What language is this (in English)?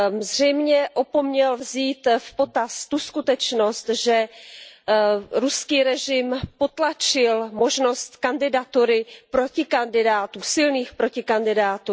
Czech